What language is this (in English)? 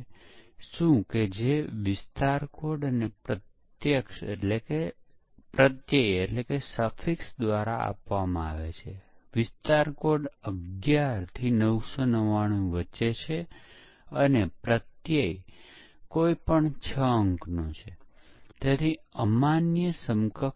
Gujarati